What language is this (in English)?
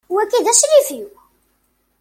Kabyle